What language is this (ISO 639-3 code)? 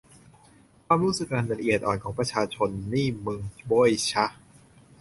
tha